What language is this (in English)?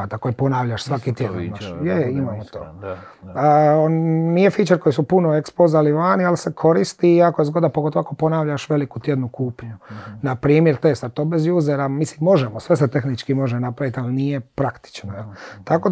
Croatian